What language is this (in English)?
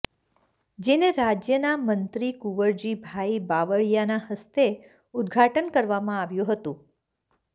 Gujarati